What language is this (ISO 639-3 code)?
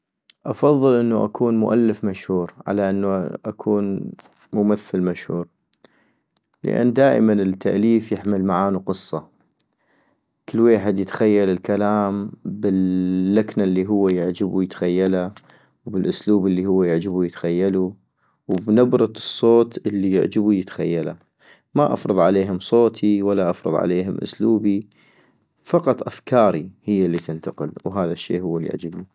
ayp